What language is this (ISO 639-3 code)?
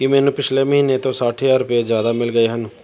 pan